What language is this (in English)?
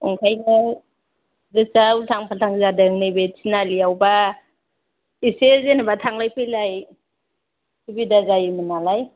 Bodo